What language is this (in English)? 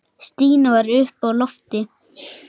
Icelandic